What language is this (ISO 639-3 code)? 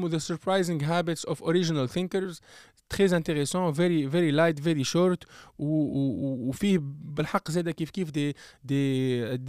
ara